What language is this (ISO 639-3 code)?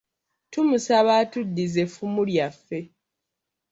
lug